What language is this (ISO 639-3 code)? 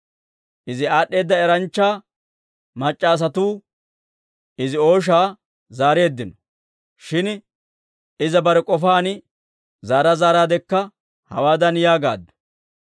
dwr